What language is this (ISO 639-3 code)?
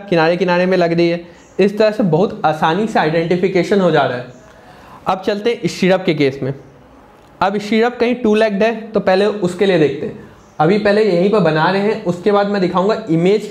hin